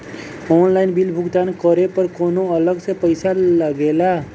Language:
Bhojpuri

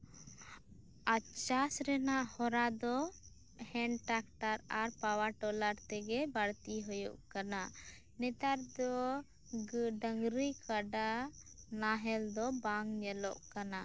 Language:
Santali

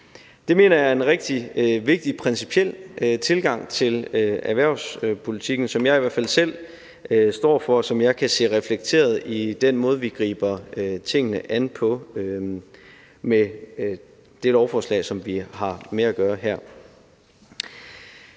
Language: Danish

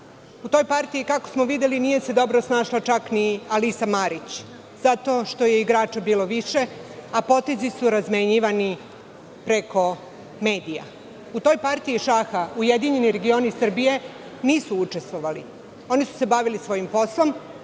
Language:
Serbian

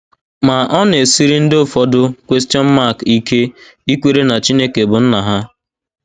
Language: Igbo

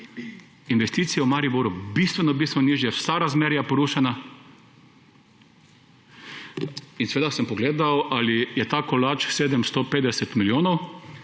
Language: Slovenian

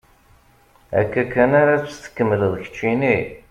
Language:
Kabyle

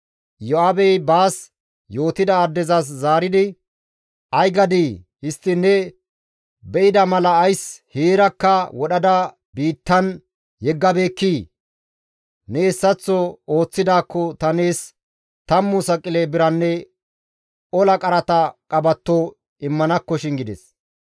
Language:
Gamo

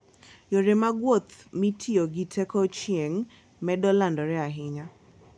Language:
Luo (Kenya and Tanzania)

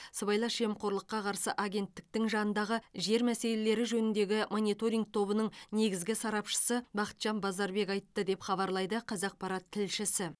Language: Kazakh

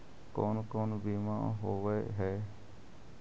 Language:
Magahi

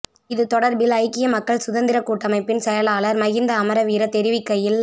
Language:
Tamil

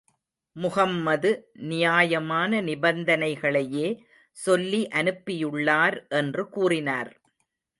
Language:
Tamil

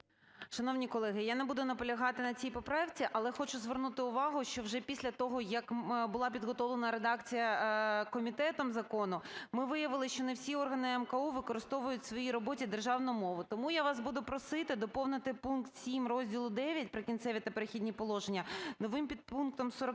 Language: Ukrainian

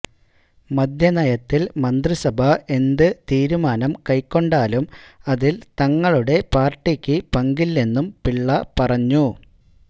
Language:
Malayalam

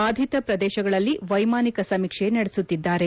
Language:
Kannada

